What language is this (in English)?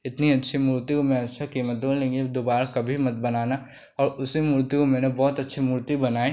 Hindi